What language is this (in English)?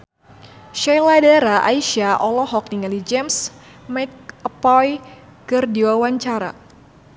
Sundanese